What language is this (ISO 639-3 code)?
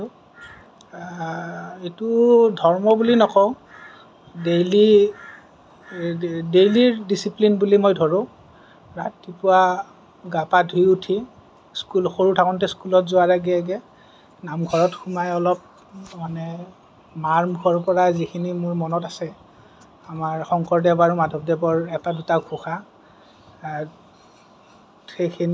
asm